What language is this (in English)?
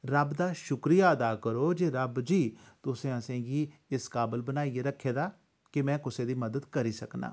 Dogri